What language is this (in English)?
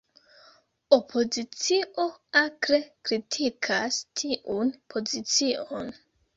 Esperanto